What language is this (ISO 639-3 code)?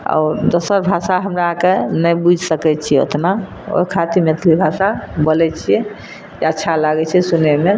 mai